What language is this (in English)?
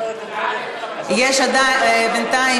Hebrew